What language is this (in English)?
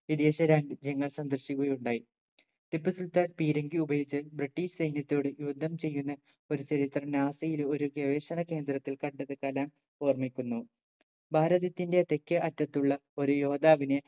Malayalam